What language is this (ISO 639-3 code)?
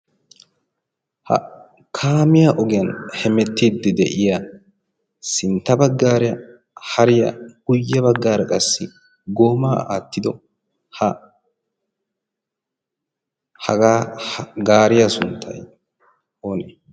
wal